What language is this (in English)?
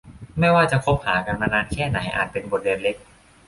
Thai